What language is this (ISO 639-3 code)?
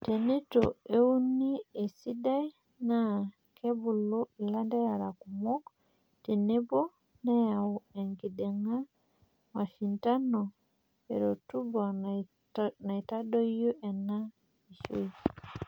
mas